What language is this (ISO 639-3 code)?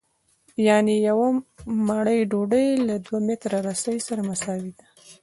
pus